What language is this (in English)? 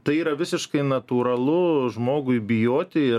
Lithuanian